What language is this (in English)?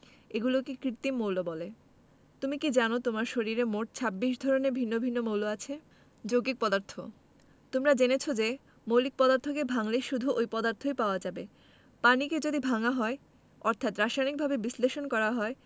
Bangla